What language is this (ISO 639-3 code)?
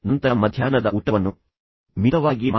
kan